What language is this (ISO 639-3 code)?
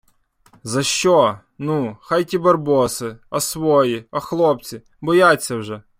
ukr